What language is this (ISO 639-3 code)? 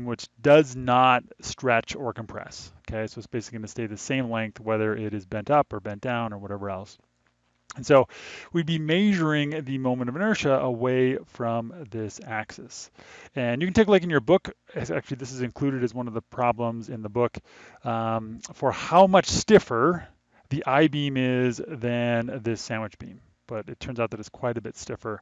eng